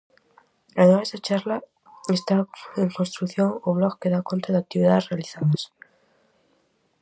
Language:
Galician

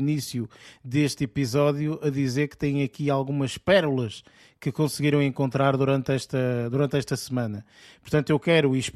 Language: Portuguese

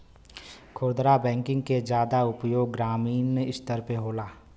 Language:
Bhojpuri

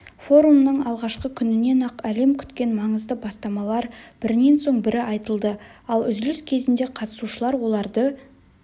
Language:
Kazakh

